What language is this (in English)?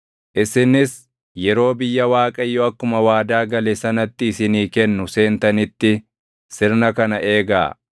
Oromo